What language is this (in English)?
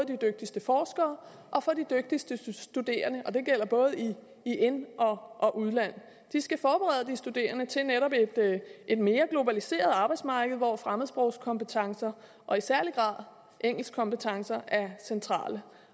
Danish